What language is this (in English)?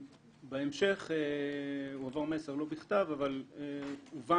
Hebrew